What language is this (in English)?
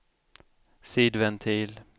Swedish